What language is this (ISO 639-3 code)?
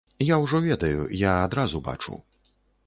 bel